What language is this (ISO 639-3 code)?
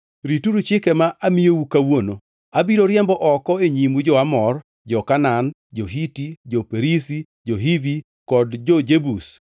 luo